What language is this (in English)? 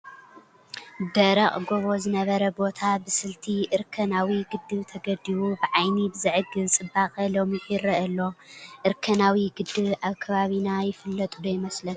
Tigrinya